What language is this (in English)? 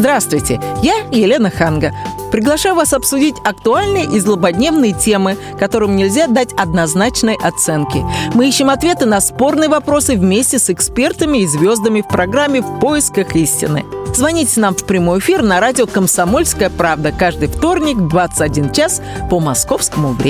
Russian